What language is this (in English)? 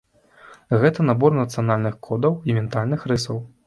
Belarusian